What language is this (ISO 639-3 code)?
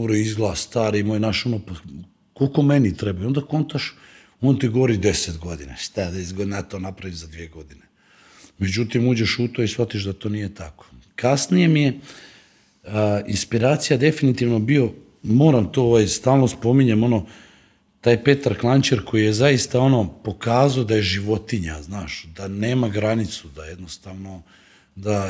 hrv